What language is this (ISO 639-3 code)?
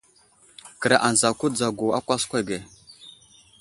udl